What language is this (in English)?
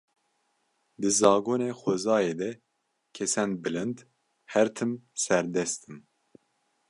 Kurdish